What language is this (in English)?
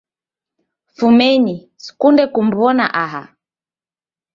Taita